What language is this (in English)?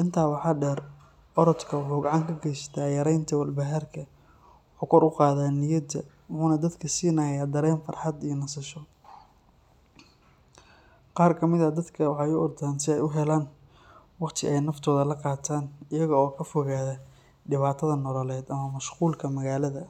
Somali